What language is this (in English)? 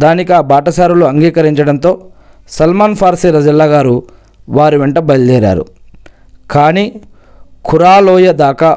Telugu